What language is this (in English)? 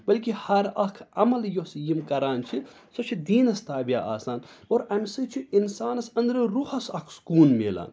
Kashmiri